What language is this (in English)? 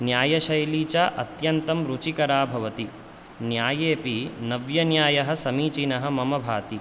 Sanskrit